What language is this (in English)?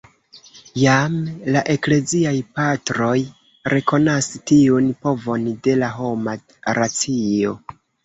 Esperanto